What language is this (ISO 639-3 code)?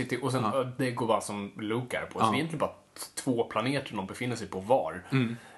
swe